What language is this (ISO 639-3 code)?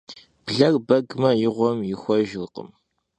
kbd